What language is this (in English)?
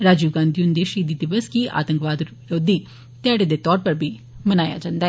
Dogri